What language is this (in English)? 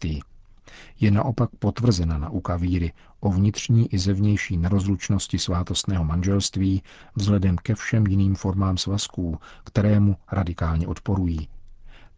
Czech